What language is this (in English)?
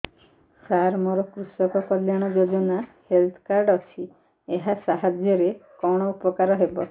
Odia